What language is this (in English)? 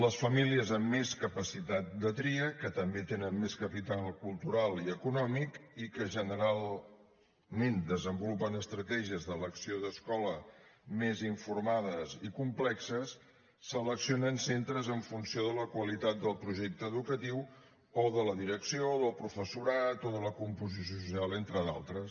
Catalan